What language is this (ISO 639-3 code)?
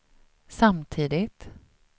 swe